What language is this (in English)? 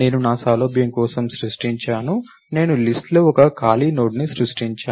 Telugu